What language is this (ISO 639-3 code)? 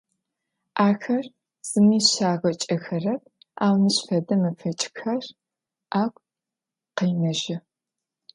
ady